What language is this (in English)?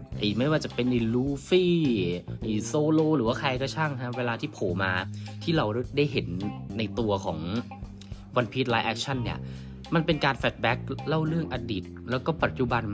Thai